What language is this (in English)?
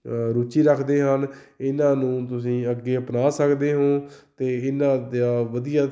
Punjabi